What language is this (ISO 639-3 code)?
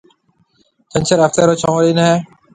mve